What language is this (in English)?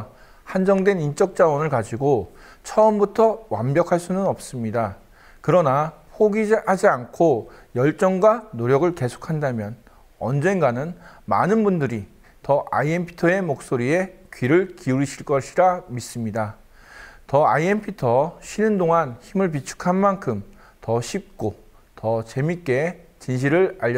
Korean